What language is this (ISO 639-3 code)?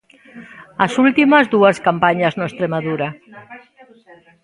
glg